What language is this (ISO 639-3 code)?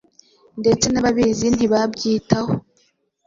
kin